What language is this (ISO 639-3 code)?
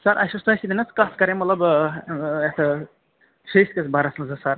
kas